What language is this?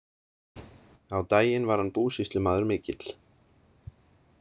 Icelandic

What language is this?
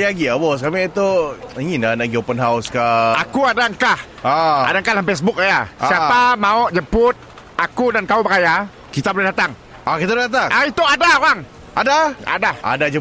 Malay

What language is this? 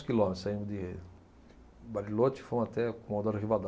Portuguese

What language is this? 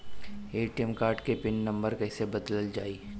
Bhojpuri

